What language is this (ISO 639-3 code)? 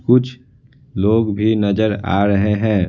hin